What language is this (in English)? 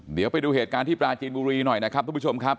Thai